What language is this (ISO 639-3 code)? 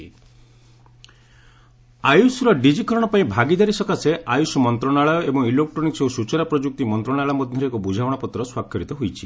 ori